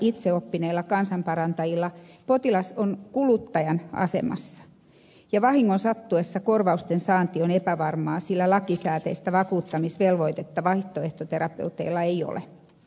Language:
Finnish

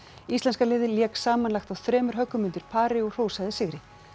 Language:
Icelandic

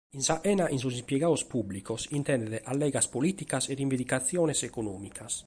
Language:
Sardinian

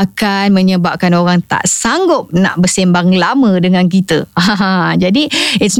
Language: Malay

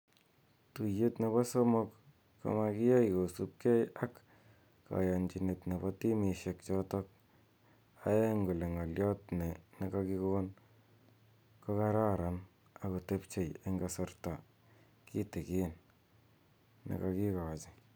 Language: Kalenjin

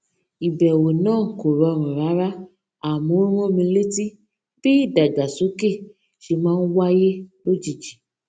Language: Yoruba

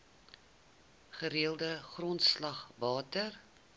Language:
Afrikaans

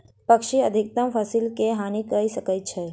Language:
Maithili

